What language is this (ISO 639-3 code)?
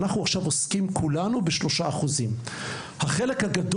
heb